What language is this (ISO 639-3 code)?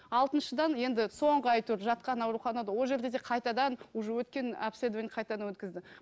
kaz